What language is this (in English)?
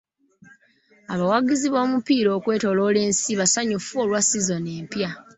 Ganda